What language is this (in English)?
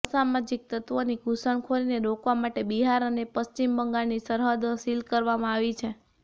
Gujarati